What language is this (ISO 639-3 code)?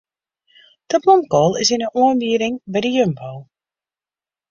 fry